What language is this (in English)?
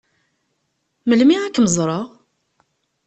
Kabyle